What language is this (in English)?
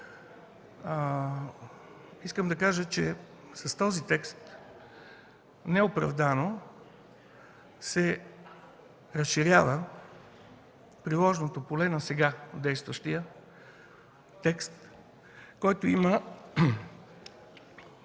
Bulgarian